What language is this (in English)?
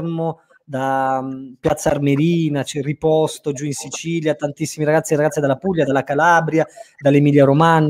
Italian